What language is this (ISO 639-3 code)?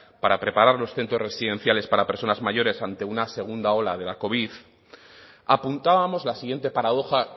spa